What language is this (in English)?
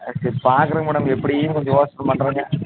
Tamil